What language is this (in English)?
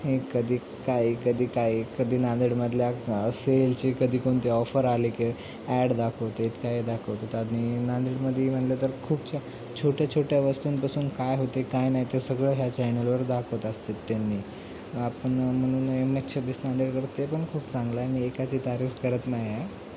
Marathi